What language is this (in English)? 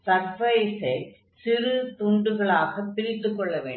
Tamil